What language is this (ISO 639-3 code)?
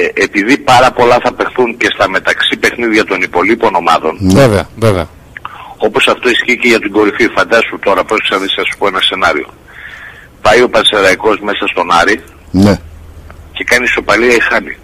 ell